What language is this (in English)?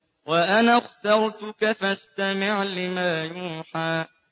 Arabic